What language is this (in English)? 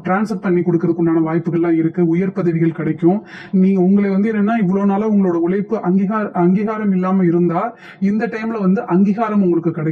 Arabic